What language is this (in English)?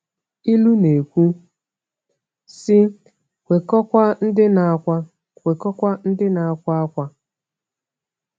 Igbo